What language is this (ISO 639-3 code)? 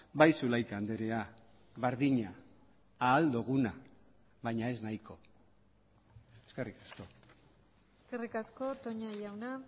eus